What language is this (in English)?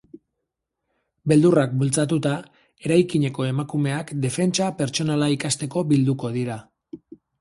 Basque